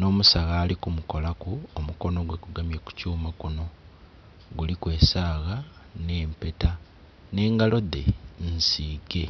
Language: Soga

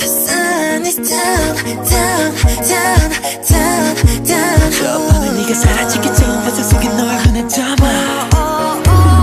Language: Polish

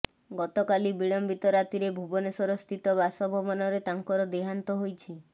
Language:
Odia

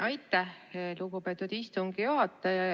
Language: Estonian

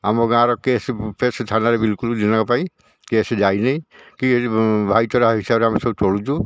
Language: Odia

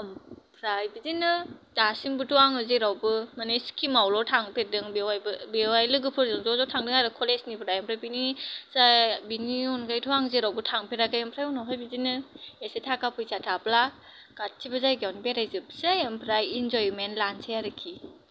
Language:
Bodo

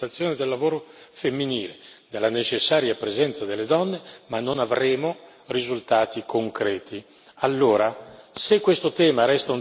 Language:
Italian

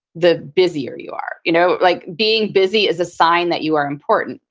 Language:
English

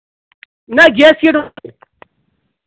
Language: Kashmiri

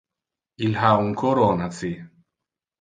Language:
Interlingua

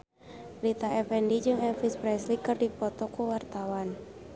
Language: Sundanese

